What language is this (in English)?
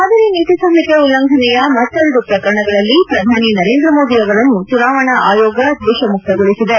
Kannada